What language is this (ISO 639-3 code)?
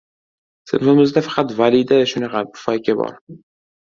uzb